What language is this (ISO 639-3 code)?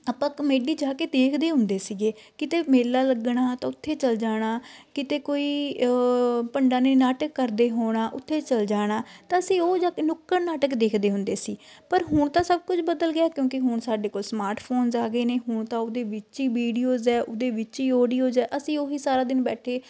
pan